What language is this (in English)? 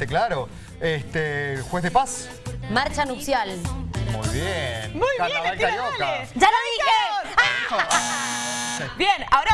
Spanish